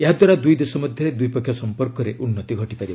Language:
Odia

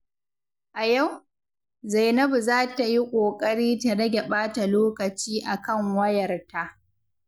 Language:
Hausa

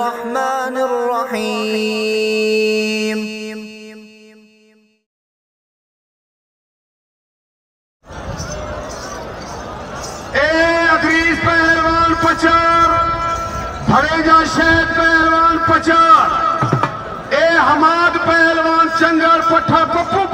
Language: Arabic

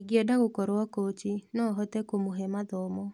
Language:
Kikuyu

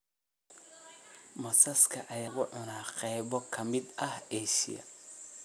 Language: Somali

